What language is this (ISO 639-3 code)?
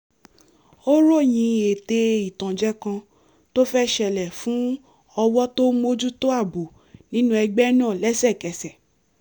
yor